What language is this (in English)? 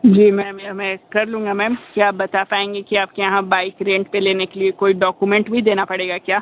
Hindi